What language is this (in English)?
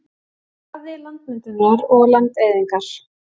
Icelandic